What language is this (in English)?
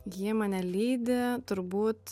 Lithuanian